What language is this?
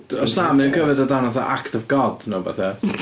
Welsh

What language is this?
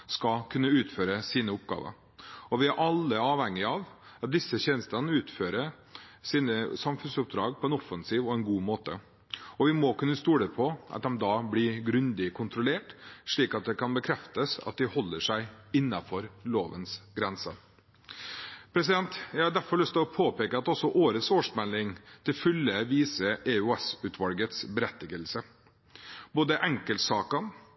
Norwegian Bokmål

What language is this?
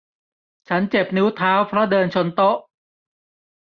Thai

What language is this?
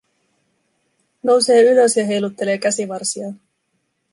Finnish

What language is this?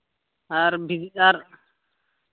Santali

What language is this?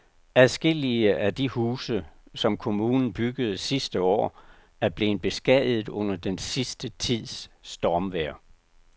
Danish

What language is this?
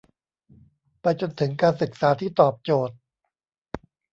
Thai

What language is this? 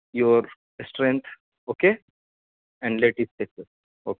Urdu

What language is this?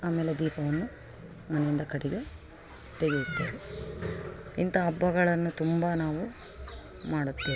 Kannada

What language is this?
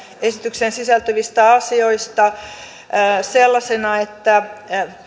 Finnish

